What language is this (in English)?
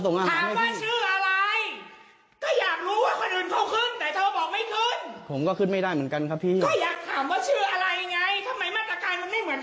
Thai